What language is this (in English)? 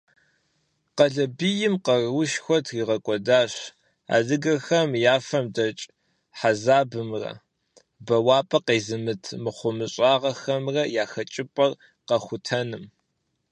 Kabardian